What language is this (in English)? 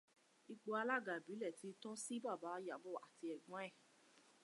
Yoruba